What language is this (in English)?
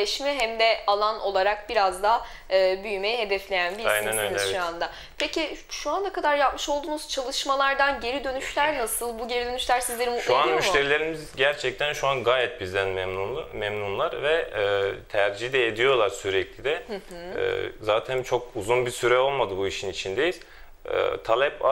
Turkish